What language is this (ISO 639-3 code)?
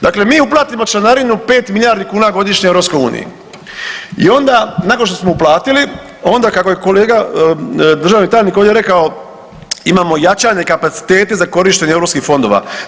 hrv